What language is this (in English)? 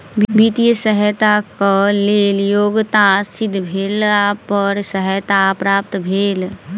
Maithili